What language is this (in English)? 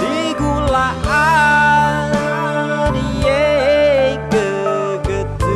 Indonesian